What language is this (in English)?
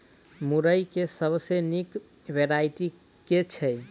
Maithili